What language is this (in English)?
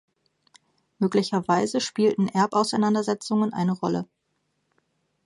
German